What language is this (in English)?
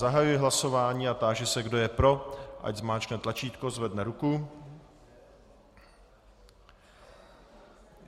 Czech